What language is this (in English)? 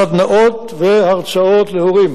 Hebrew